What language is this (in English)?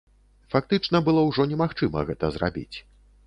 Belarusian